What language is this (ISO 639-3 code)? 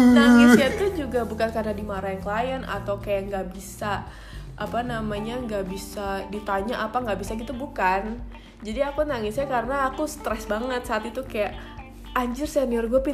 ind